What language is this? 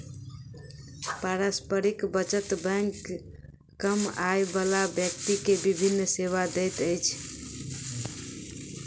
Maithili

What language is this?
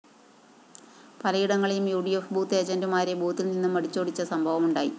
Malayalam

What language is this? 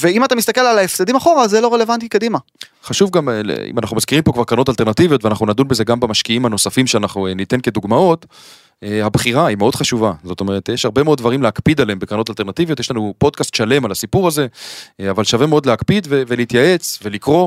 Hebrew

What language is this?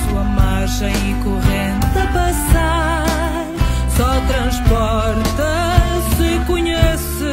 Portuguese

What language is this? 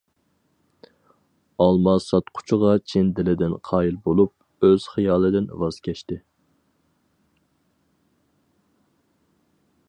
Uyghur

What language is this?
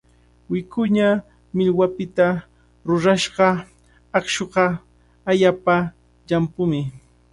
Cajatambo North Lima Quechua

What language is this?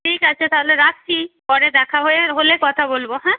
Bangla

